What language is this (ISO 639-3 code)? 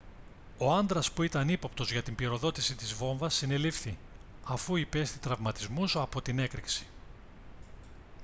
ell